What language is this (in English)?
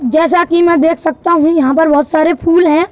Hindi